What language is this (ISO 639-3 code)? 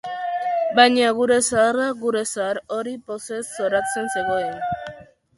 eus